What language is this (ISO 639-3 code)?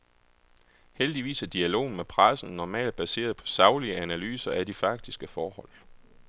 dan